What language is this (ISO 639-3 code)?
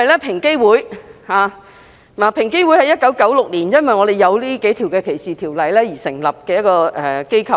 yue